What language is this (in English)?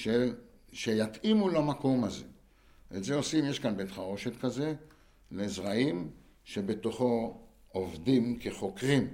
Hebrew